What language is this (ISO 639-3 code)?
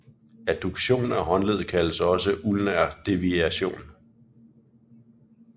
dan